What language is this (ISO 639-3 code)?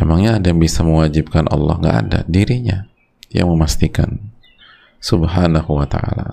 ind